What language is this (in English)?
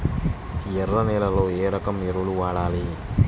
Telugu